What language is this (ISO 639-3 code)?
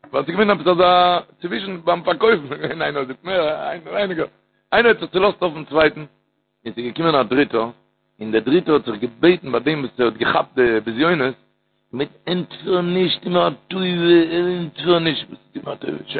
heb